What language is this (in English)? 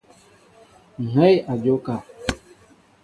Mbo (Cameroon)